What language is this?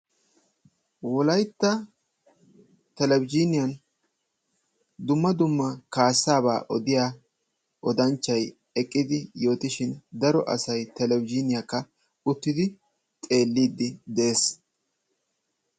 Wolaytta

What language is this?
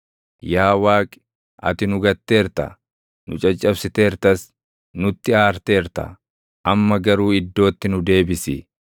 Oromo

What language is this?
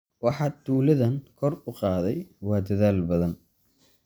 Somali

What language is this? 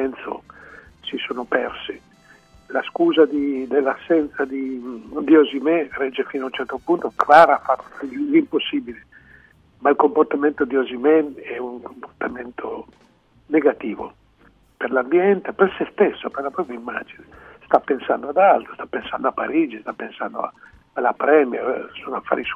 Italian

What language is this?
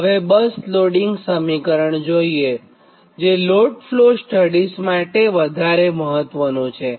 Gujarati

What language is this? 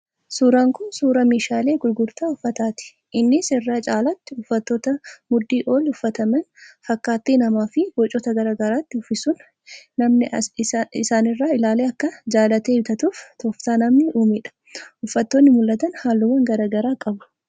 Oromo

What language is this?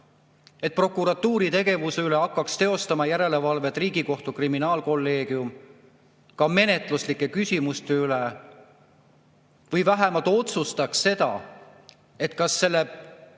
Estonian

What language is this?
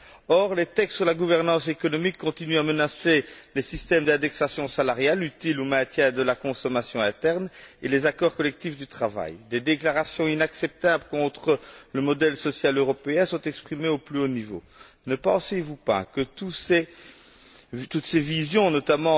French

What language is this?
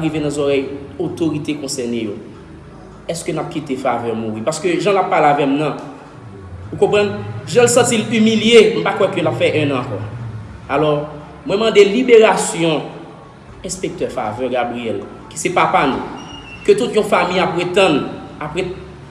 French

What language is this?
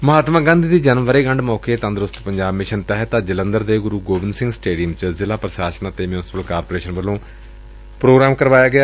Punjabi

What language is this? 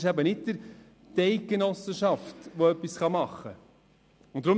Swiss German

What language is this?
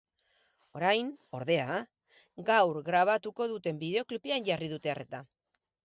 Basque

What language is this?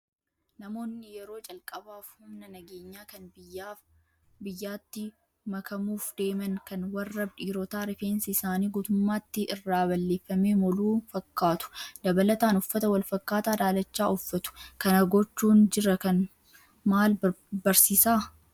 Oromo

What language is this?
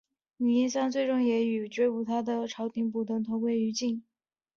Chinese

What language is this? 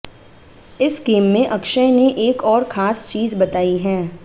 Hindi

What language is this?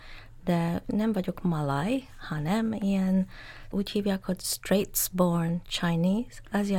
Hungarian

